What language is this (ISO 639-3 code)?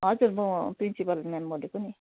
nep